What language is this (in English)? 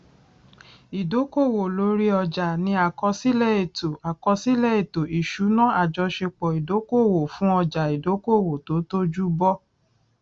Yoruba